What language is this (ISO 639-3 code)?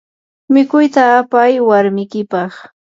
qur